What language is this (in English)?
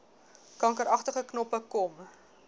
Afrikaans